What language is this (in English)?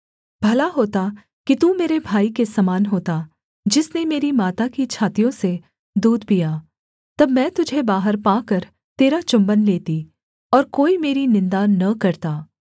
Hindi